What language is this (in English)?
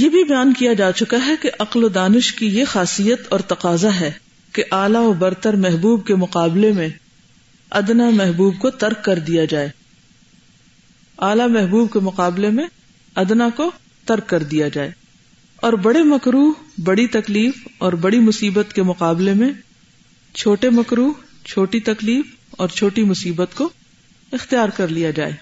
Urdu